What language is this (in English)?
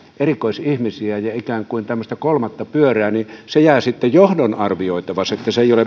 Finnish